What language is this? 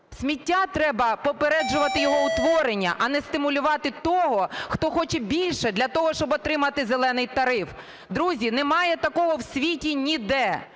Ukrainian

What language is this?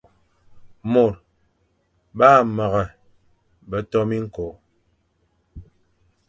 Fang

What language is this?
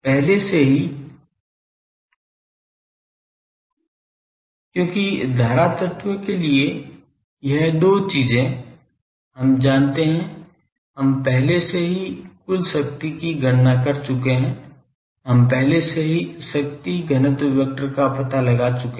Hindi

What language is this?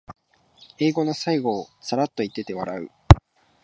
Japanese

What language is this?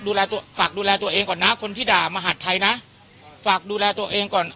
Thai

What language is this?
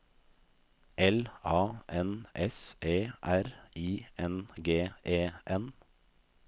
Norwegian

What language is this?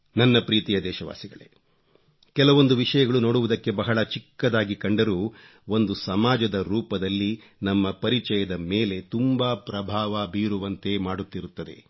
Kannada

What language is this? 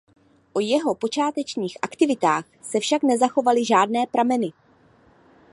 Czech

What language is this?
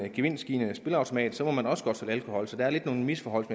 Danish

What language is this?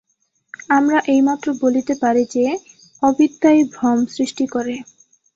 Bangla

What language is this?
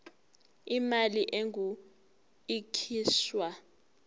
Zulu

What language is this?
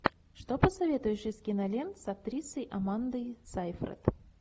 Russian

